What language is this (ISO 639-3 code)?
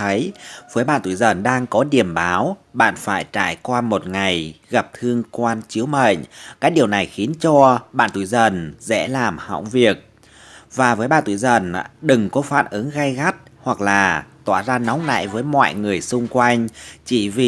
vie